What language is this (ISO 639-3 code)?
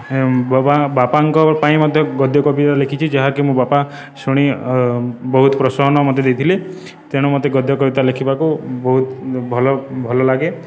ori